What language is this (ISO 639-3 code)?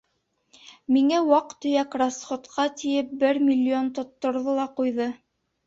bak